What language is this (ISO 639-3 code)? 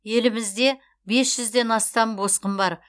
kaz